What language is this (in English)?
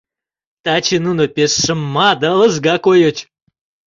Mari